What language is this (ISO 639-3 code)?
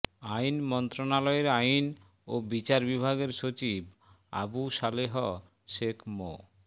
ben